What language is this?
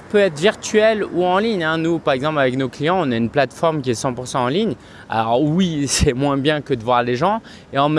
French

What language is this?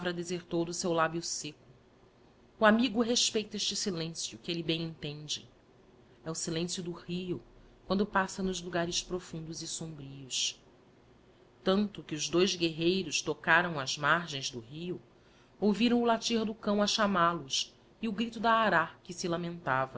Portuguese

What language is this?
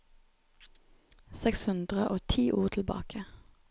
Norwegian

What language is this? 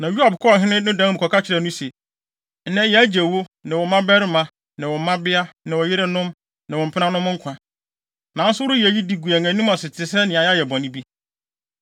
Akan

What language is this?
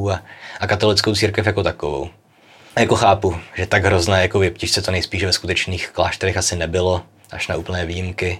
Czech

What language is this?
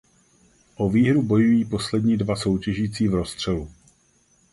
Czech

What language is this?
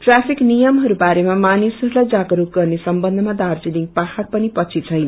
Nepali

